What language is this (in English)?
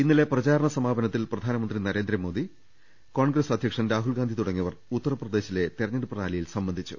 Malayalam